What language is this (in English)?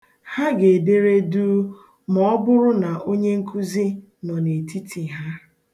Igbo